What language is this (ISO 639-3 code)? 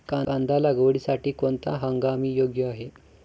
mar